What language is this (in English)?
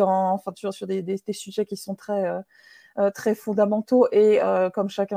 French